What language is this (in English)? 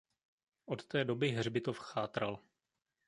Czech